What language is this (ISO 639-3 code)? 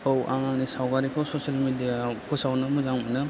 brx